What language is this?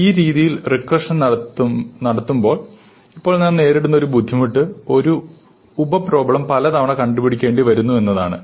Malayalam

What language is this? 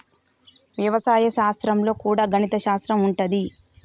Telugu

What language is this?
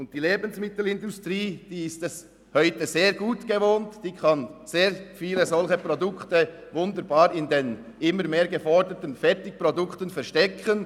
Swiss German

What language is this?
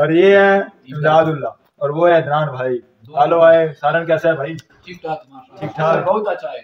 Hindi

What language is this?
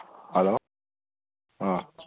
Manipuri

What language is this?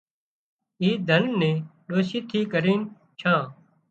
Wadiyara Koli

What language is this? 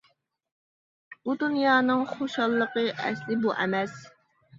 Uyghur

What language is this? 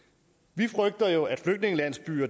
Danish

